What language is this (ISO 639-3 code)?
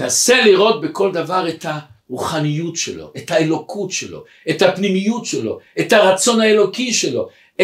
heb